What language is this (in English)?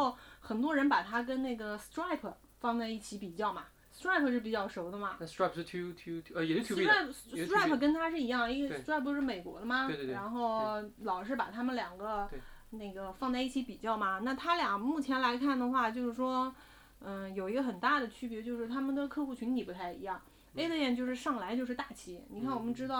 Chinese